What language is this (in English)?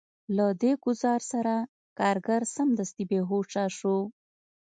Pashto